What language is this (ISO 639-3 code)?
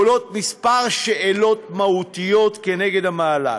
heb